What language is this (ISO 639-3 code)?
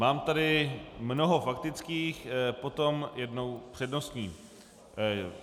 ces